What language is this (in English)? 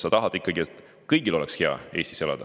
Estonian